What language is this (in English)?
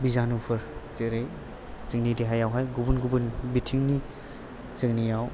Bodo